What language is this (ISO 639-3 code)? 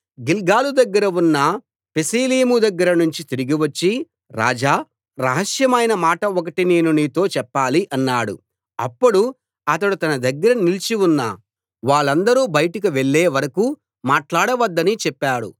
tel